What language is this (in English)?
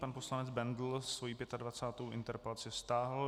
Czech